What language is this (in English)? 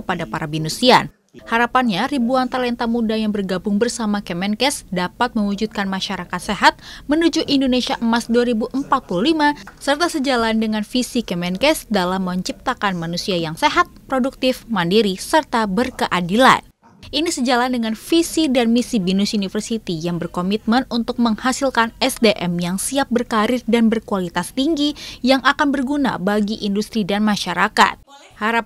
Indonesian